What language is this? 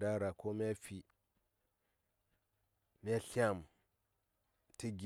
Saya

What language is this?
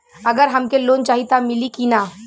Bhojpuri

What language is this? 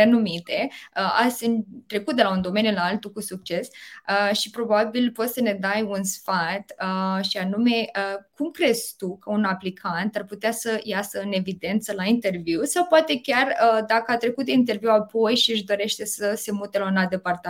Romanian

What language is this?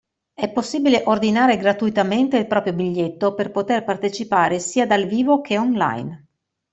Italian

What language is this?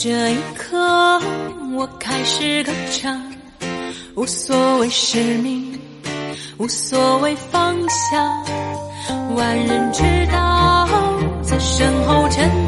Chinese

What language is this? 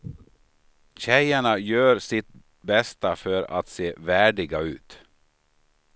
Swedish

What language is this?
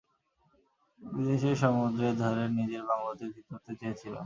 Bangla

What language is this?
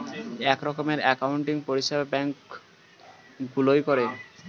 Bangla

